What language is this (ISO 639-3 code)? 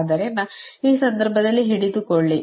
kan